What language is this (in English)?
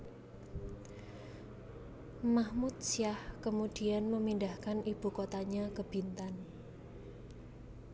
Javanese